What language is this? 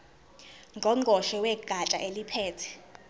Zulu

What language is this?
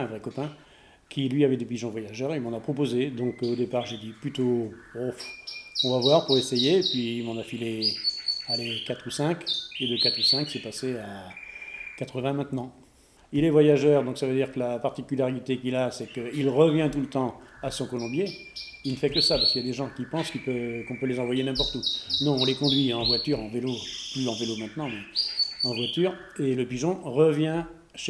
French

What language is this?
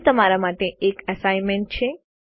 Gujarati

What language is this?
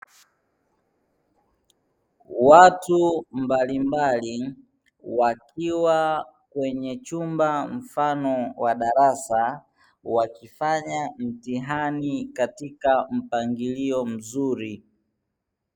Swahili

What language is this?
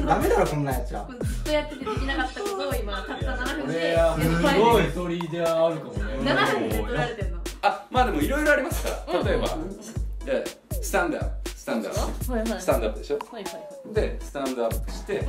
Japanese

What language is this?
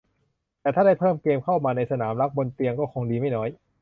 Thai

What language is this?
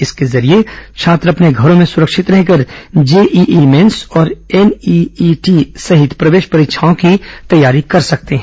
Hindi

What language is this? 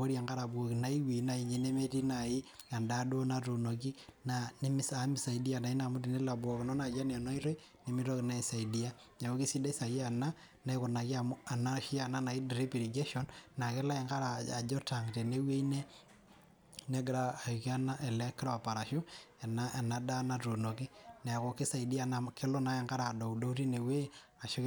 Masai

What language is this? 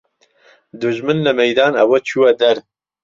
Central Kurdish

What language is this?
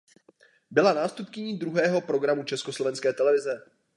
Czech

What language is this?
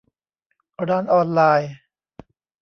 Thai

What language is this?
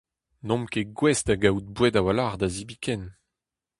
Breton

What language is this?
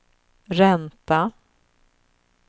Swedish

